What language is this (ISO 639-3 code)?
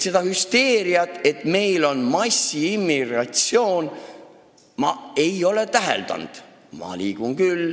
est